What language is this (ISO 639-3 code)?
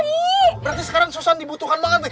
ind